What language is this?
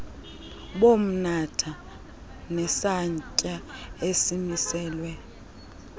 Xhosa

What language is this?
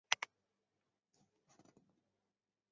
Chinese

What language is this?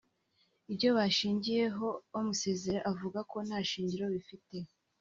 Kinyarwanda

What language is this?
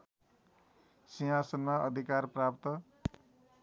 Nepali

